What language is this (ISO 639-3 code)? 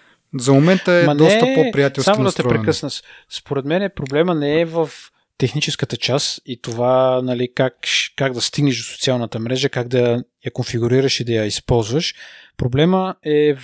bul